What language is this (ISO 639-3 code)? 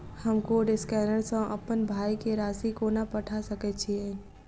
mai